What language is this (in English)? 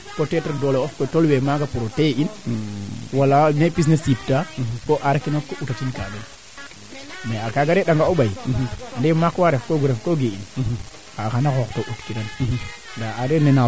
Serer